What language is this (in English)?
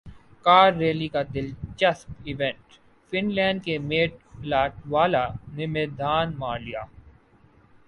Urdu